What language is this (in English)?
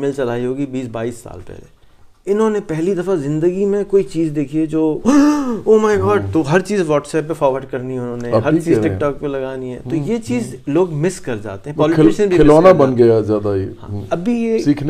Urdu